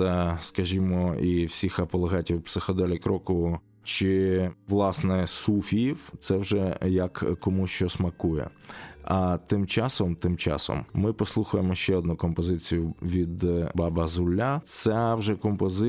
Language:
Ukrainian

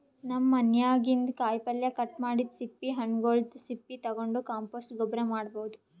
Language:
Kannada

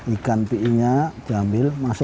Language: Indonesian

